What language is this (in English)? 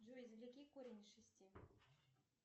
Russian